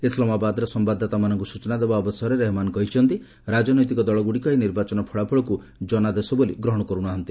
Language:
Odia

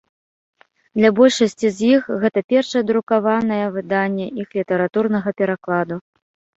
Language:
Belarusian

